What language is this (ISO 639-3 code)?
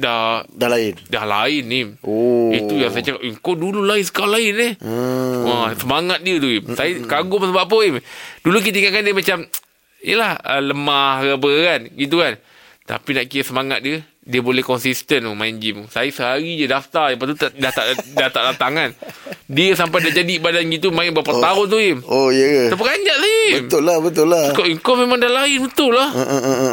msa